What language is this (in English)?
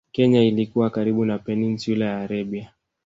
Swahili